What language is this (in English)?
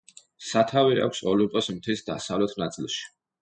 Georgian